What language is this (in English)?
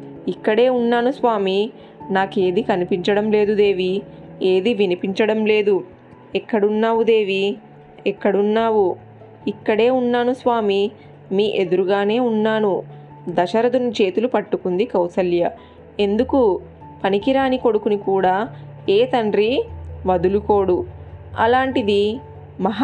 Telugu